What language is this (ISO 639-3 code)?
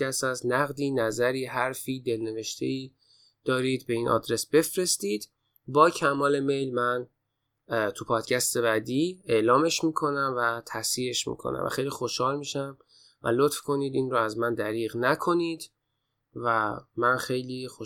fas